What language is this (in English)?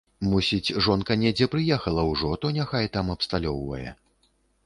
Belarusian